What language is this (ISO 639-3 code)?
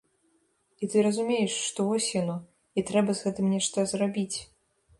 bel